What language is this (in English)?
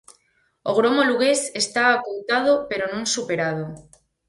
Galician